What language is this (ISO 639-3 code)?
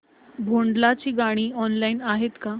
mar